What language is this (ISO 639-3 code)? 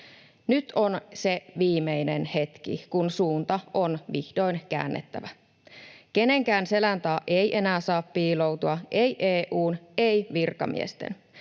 fin